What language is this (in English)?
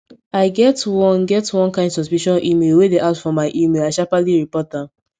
Nigerian Pidgin